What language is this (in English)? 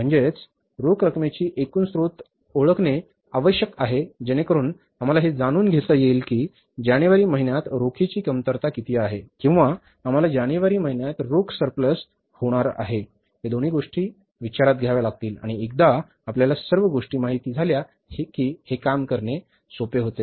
Marathi